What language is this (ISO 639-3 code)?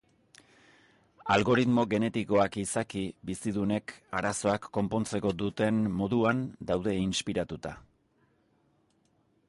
eus